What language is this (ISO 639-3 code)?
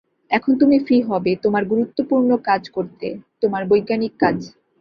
ben